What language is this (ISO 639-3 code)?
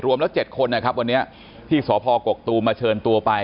tha